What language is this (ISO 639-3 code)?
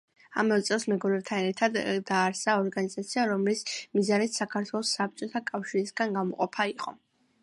kat